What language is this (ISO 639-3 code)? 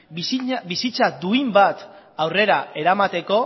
eus